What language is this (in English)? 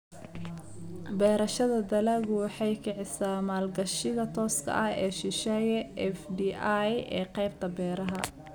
Somali